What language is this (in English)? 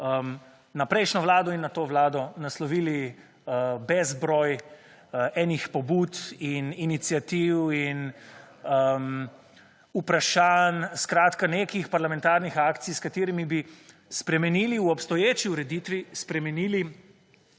Slovenian